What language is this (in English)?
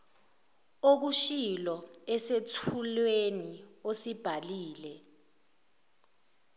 Zulu